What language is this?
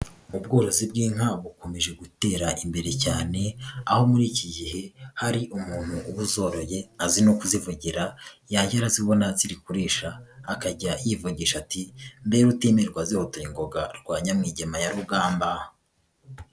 Kinyarwanda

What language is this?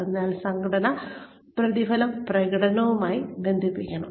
Malayalam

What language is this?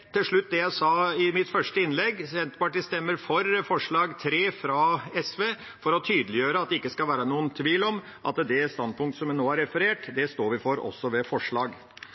Norwegian Bokmål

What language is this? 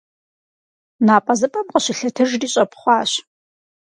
Kabardian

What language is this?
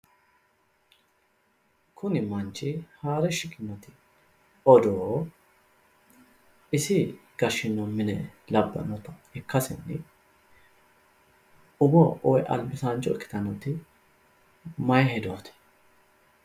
Sidamo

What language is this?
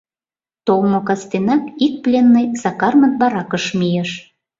Mari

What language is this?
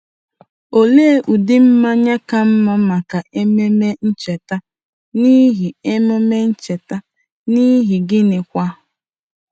Igbo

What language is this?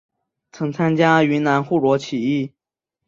Chinese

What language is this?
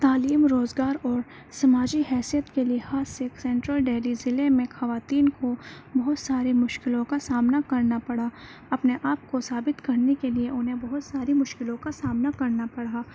Urdu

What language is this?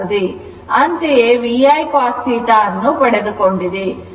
Kannada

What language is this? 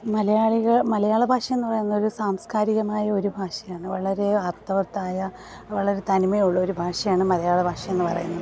Malayalam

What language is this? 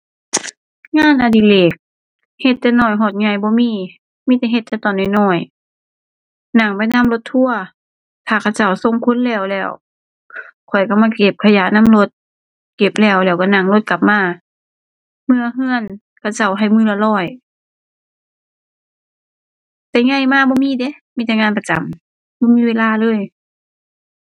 Thai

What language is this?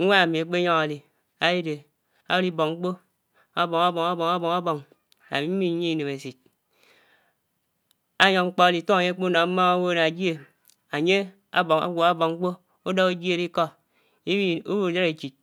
Anaang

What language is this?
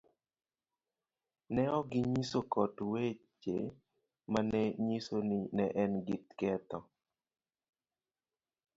Luo (Kenya and Tanzania)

